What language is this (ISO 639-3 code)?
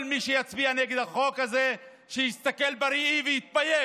heb